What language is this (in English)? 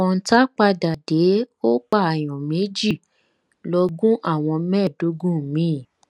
Yoruba